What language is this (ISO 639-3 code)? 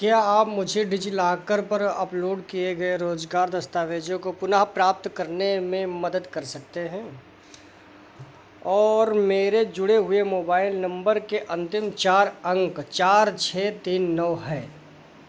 hin